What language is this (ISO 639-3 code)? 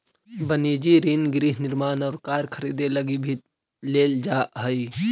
mag